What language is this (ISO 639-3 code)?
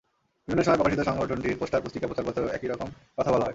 ben